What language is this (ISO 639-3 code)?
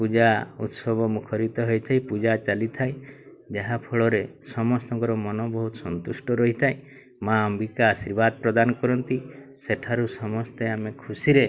ori